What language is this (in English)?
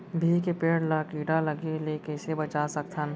Chhattisgarhi